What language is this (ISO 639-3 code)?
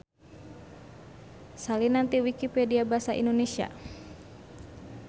sun